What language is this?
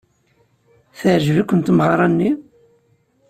Kabyle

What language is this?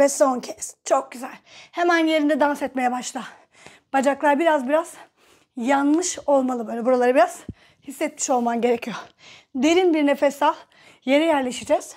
Turkish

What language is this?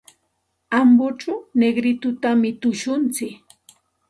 Santa Ana de Tusi Pasco Quechua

